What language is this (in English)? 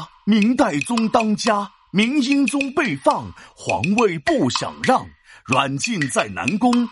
Chinese